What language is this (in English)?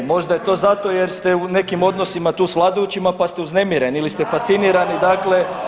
Croatian